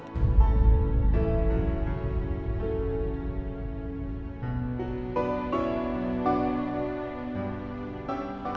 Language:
Indonesian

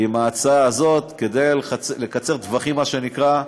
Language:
Hebrew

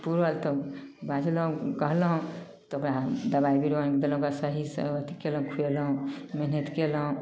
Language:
Maithili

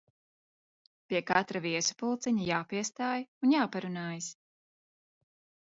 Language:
Latvian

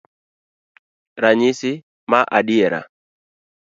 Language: Luo (Kenya and Tanzania)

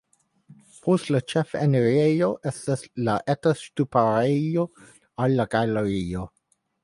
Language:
Esperanto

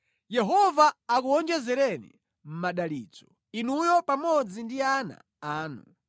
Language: Nyanja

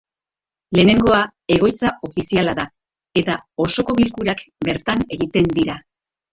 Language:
Basque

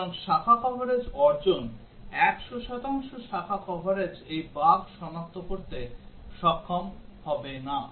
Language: Bangla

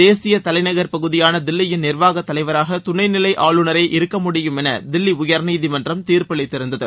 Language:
Tamil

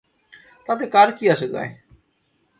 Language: Bangla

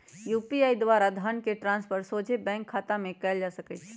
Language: Magahi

